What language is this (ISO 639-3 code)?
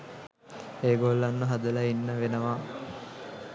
sin